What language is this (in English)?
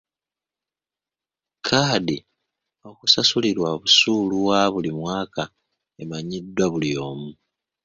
Ganda